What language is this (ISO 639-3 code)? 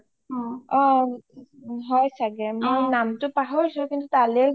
asm